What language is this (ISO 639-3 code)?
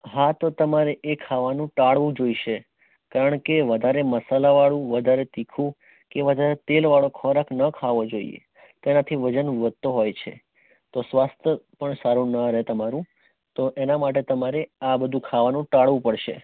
guj